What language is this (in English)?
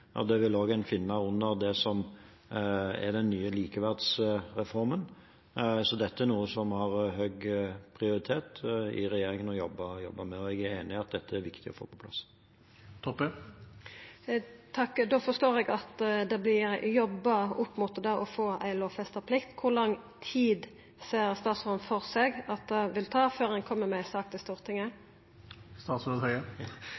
Norwegian